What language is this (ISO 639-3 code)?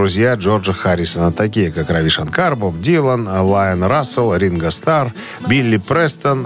rus